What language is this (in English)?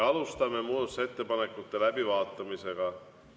Estonian